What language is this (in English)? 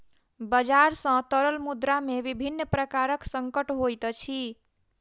Maithili